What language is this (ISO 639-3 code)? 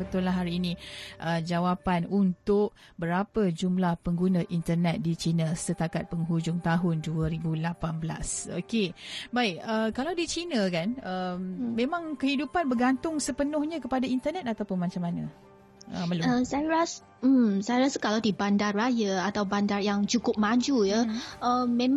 msa